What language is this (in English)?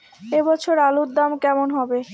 Bangla